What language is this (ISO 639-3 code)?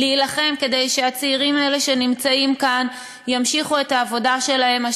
heb